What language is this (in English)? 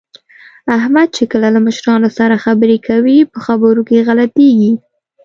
Pashto